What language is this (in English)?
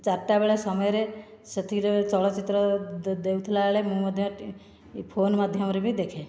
Odia